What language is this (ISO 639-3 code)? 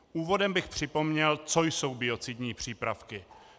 ces